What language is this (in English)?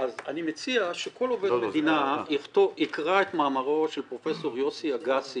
Hebrew